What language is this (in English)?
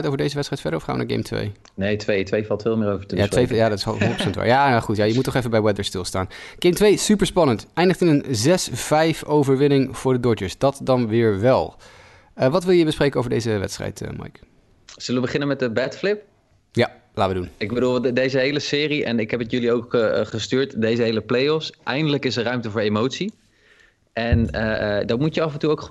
Dutch